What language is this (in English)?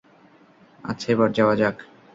Bangla